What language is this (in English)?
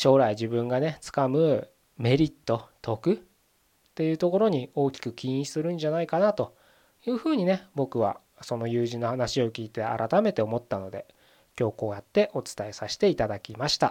Japanese